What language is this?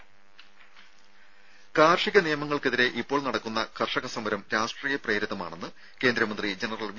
Malayalam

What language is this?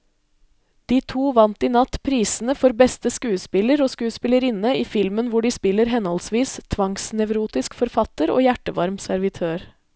Norwegian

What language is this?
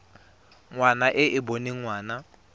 Tswana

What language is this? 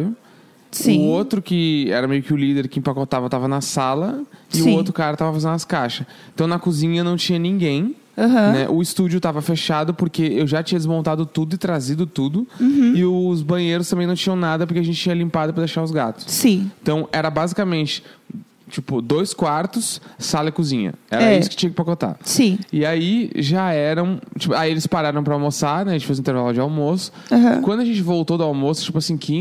Portuguese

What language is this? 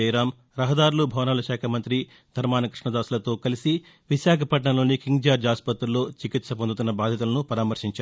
Telugu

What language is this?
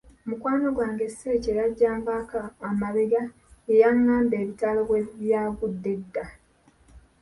Ganda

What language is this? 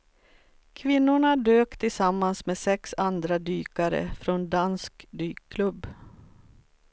Swedish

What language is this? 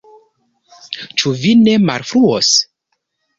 Esperanto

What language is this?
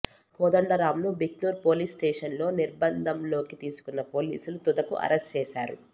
Telugu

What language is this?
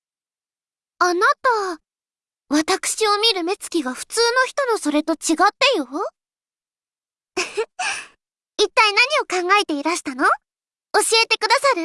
Japanese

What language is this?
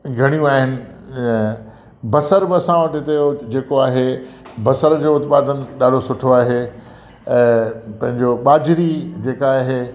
Sindhi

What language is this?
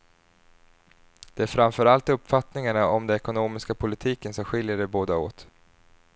Swedish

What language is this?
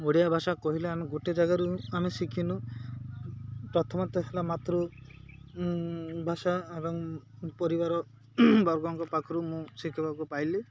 Odia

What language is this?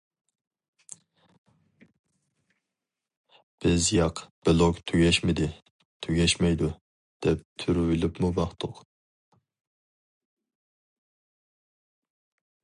Uyghur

